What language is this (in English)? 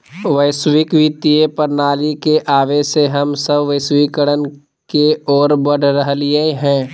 Magahi